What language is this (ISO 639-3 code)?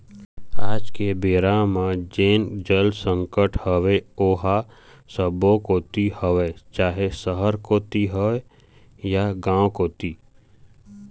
hne